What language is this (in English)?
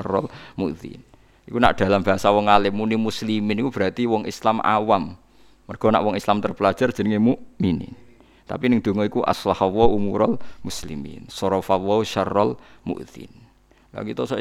Indonesian